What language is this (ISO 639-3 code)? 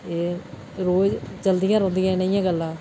doi